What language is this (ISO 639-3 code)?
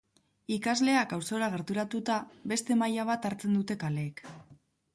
eus